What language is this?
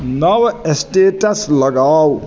Maithili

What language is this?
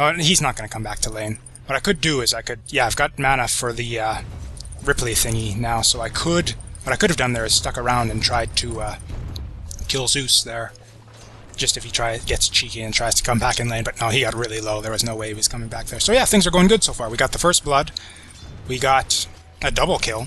English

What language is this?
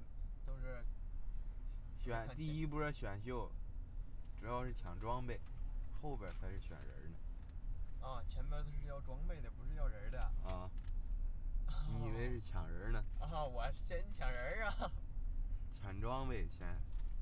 Chinese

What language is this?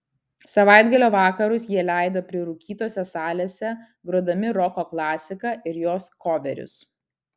Lithuanian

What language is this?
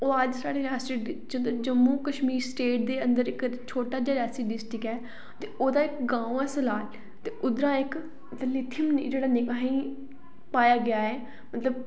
Dogri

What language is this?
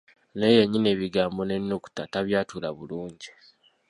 Ganda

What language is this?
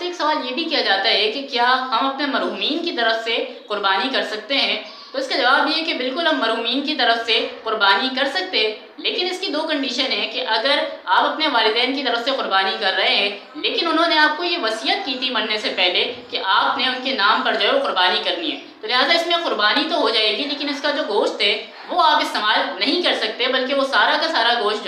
Hindi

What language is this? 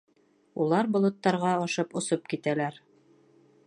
Bashkir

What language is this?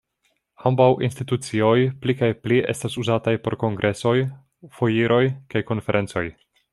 Esperanto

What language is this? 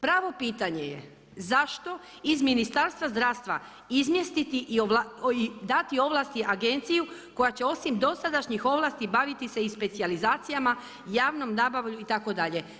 Croatian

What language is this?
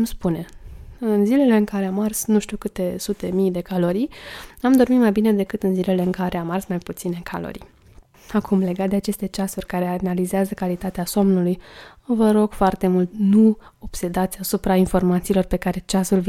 Romanian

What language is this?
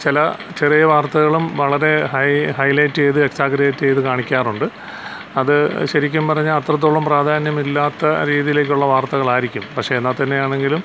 Malayalam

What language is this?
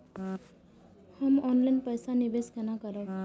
Maithili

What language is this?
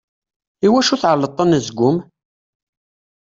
Kabyle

